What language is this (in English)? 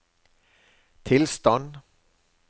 Norwegian